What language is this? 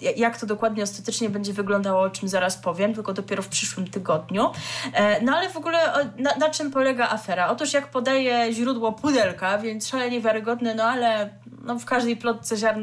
Polish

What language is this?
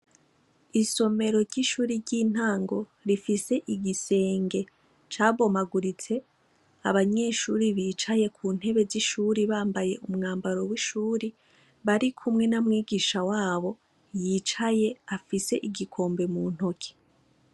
Rundi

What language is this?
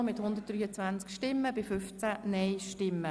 Swiss German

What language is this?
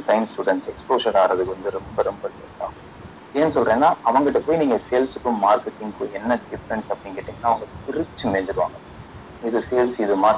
Tamil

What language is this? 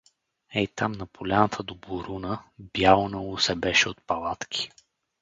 Bulgarian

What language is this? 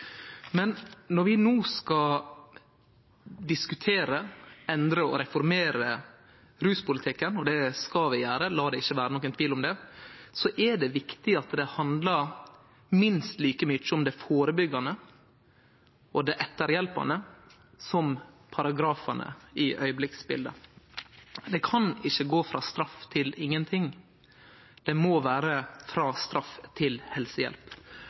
Norwegian Nynorsk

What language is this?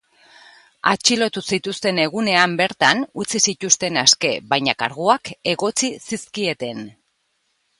Basque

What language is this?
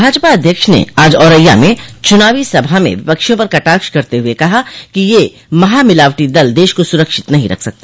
Hindi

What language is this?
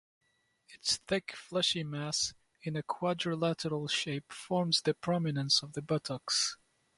English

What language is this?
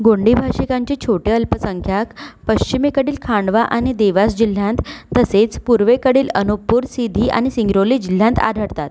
Marathi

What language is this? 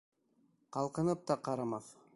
Bashkir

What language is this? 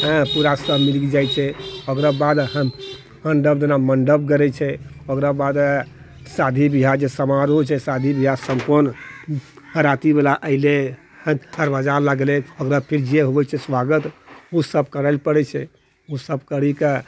Maithili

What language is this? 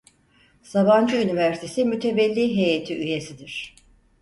Turkish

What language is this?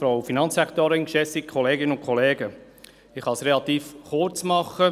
Swiss German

